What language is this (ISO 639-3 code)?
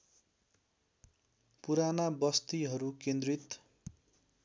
nep